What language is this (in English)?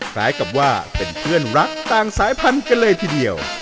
Thai